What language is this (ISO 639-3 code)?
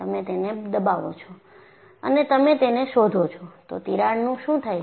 guj